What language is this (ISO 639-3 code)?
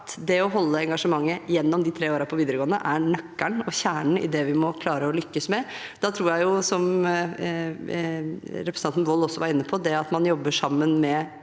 nor